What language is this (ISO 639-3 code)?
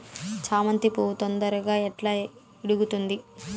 tel